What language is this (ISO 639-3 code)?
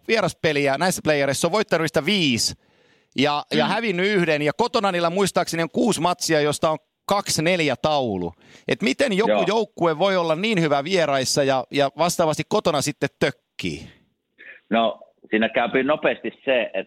fin